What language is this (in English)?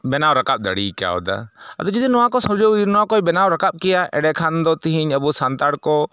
Santali